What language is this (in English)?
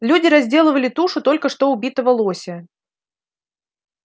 Russian